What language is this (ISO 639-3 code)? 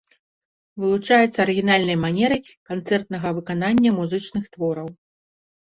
bel